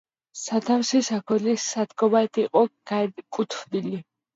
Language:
Georgian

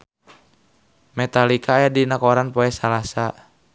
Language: Sundanese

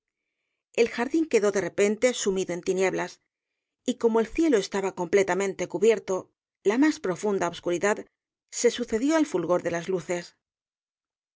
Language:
Spanish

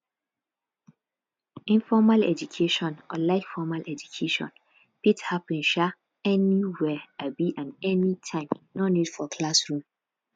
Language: Nigerian Pidgin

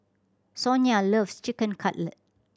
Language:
English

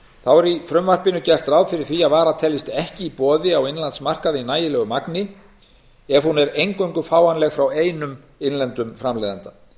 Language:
Icelandic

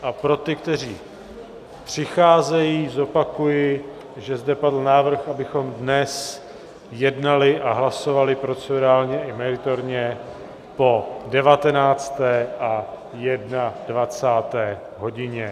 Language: Czech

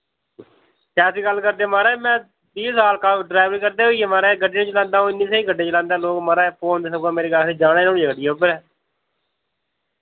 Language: Dogri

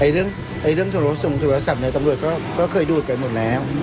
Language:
Thai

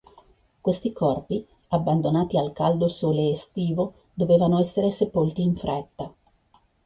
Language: Italian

